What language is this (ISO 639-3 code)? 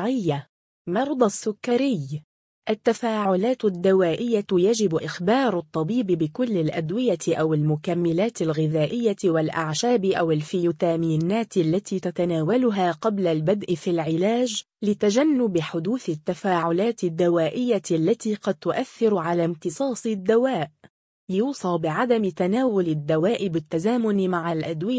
ara